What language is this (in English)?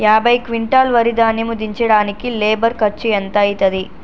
Telugu